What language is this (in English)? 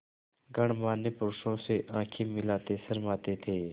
Hindi